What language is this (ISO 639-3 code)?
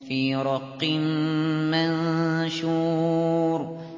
ara